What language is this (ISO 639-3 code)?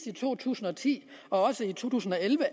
dan